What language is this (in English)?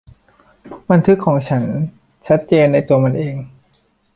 Thai